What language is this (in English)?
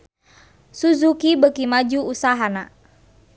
Sundanese